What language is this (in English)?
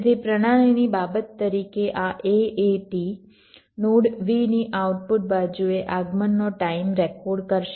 Gujarati